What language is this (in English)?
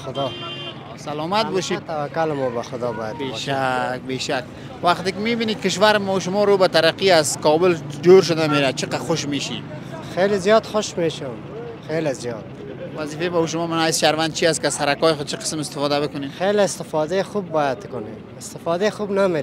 Persian